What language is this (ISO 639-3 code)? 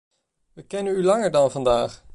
nld